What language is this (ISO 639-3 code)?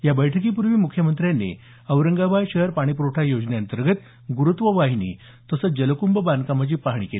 mar